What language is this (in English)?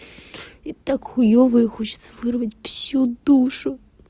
Russian